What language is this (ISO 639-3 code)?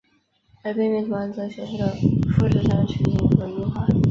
zho